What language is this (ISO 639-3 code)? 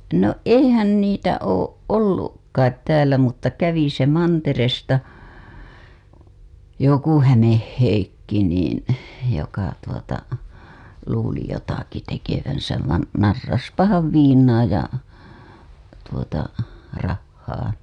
fin